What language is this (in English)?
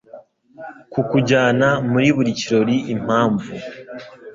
Kinyarwanda